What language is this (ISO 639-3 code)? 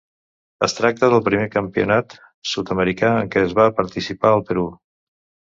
cat